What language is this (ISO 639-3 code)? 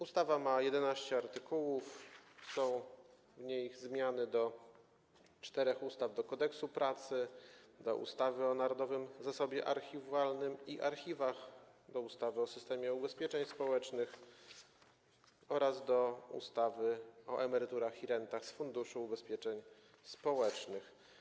pol